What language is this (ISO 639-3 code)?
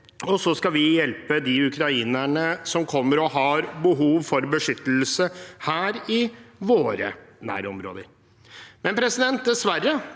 nor